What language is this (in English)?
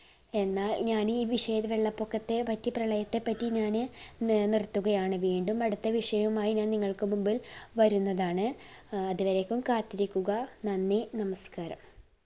Malayalam